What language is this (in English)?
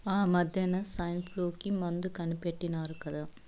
Telugu